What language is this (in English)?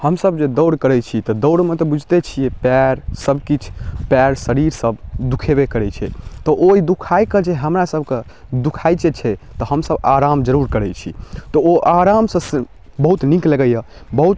Maithili